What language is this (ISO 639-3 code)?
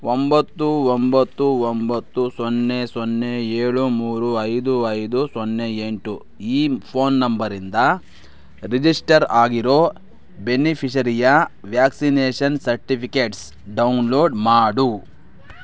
kan